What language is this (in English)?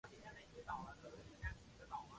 Chinese